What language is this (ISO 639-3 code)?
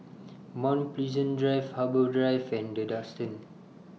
eng